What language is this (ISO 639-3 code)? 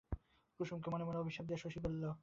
ben